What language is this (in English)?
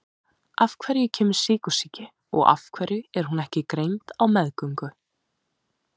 Icelandic